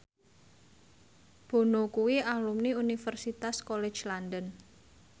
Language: Javanese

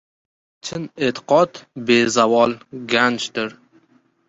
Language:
Uzbek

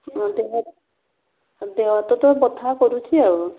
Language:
Odia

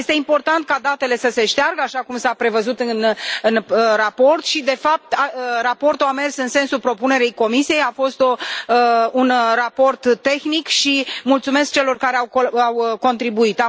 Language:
Romanian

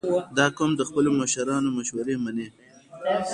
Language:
Pashto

